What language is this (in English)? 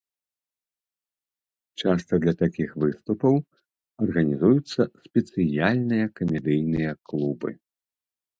Belarusian